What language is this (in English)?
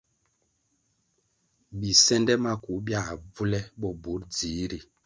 Kwasio